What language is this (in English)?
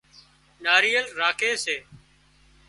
Wadiyara Koli